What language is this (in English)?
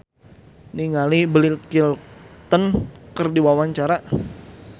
Sundanese